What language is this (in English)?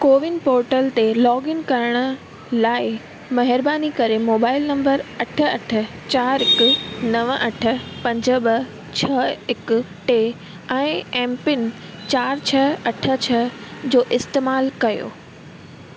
Sindhi